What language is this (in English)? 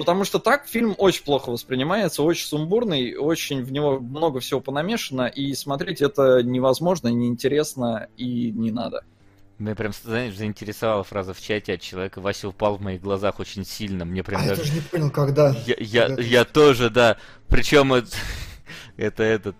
Russian